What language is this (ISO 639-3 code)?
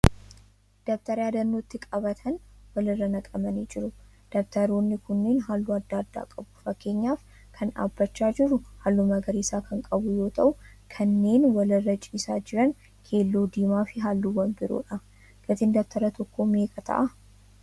orm